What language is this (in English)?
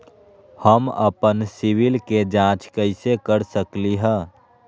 Magahi